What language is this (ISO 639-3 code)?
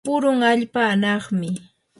qur